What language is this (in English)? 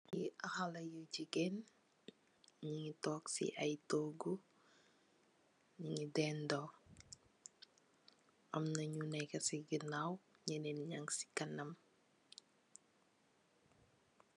Wolof